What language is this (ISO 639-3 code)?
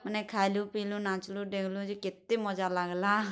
ori